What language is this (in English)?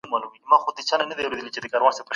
Pashto